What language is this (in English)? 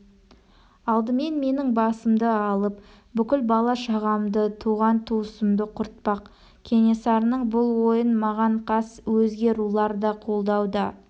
Kazakh